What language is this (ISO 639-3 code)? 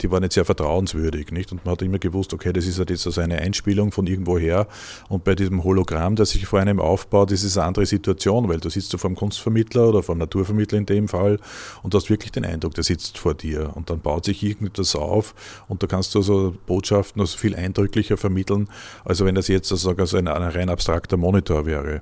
deu